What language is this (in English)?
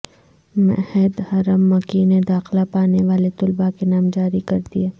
Urdu